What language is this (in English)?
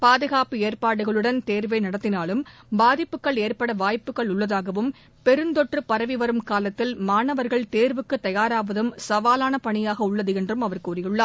Tamil